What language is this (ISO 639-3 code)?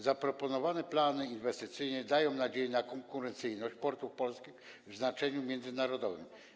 pol